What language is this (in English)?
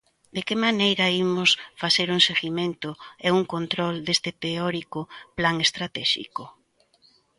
Galician